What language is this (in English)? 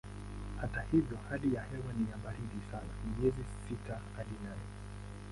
Swahili